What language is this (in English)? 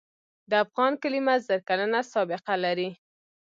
Pashto